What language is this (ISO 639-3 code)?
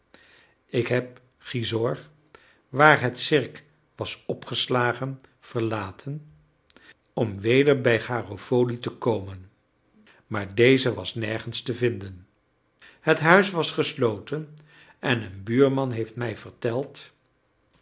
nld